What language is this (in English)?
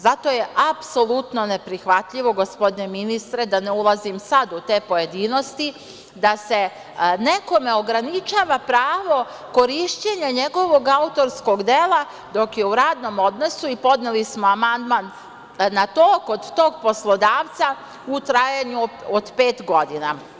Serbian